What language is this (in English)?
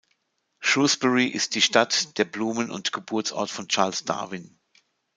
German